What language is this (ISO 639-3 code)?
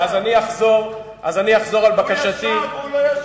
heb